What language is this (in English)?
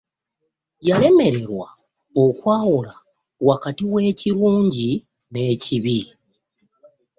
Ganda